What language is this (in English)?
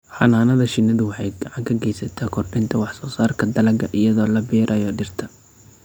Somali